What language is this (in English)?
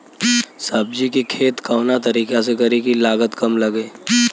Bhojpuri